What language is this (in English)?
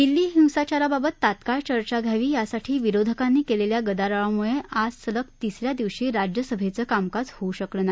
Marathi